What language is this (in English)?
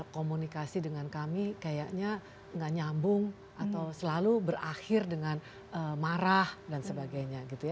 Indonesian